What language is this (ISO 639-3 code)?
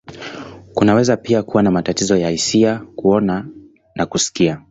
swa